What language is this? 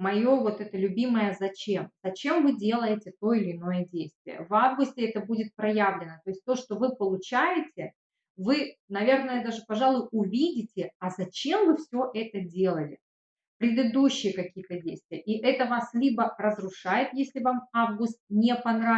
Russian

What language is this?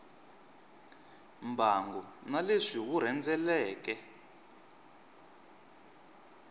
Tsonga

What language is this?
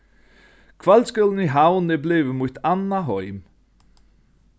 Faroese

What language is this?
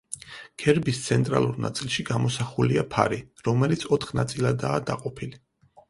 Georgian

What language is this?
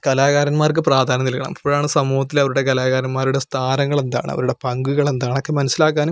Malayalam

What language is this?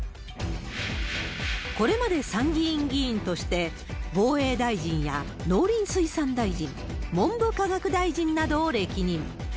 Japanese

